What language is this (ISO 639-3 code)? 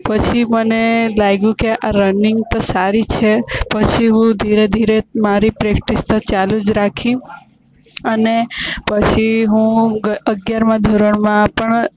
guj